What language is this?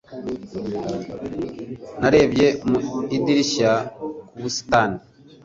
Kinyarwanda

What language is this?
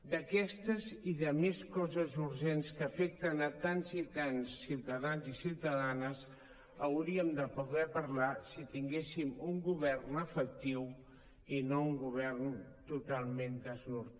Catalan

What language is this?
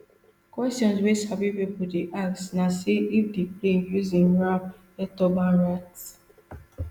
Nigerian Pidgin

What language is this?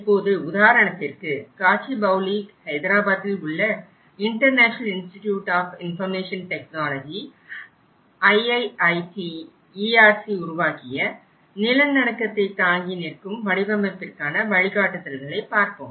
Tamil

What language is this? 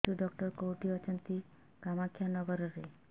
Odia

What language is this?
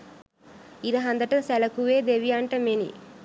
Sinhala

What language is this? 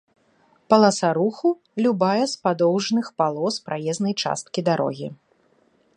Belarusian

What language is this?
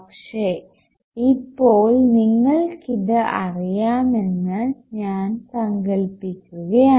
Malayalam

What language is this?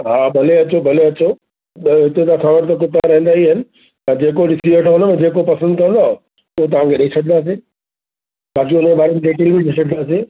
Sindhi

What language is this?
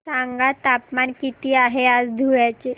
Marathi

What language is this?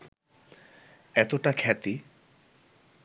Bangla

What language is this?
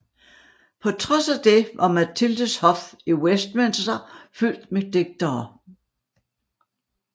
Danish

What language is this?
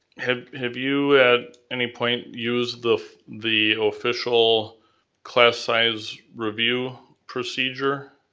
English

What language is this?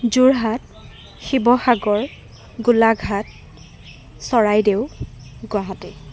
Assamese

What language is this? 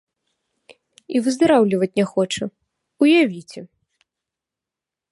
Belarusian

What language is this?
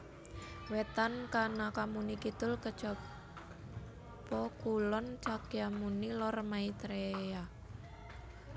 Javanese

